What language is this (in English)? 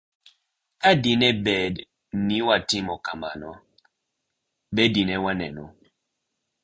Luo (Kenya and Tanzania)